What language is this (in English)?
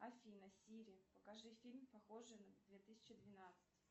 Russian